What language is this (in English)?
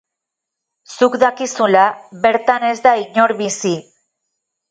Basque